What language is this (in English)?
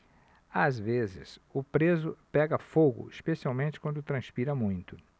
Portuguese